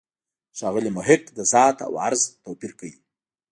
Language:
Pashto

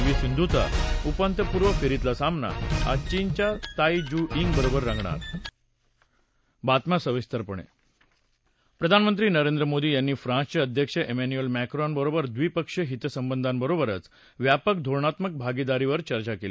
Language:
Marathi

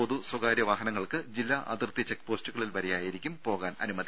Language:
Malayalam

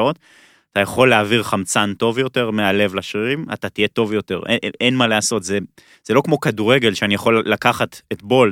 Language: Hebrew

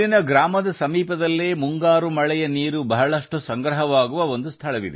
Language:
Kannada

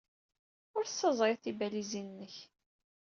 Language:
Kabyle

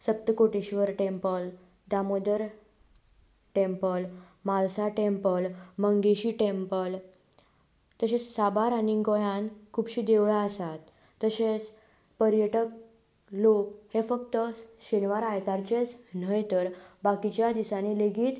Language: Konkani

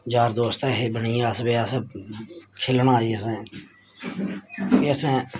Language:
Dogri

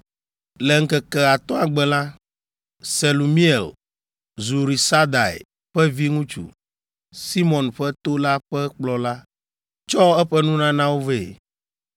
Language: Ewe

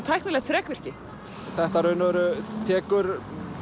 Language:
Icelandic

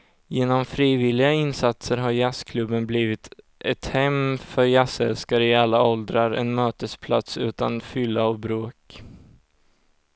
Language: Swedish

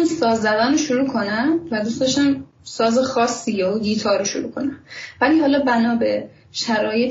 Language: Persian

